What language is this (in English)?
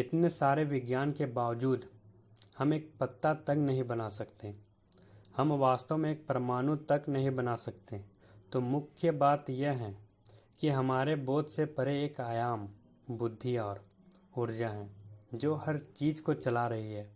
Hindi